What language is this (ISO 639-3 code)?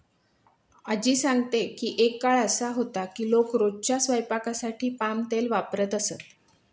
mar